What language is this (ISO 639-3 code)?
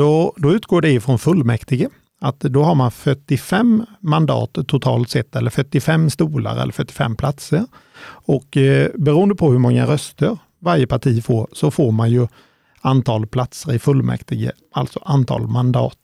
swe